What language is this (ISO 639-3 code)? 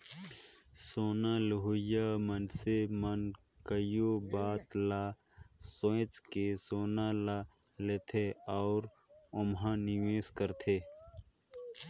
hne